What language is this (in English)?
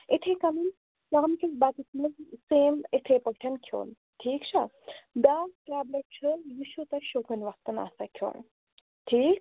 Kashmiri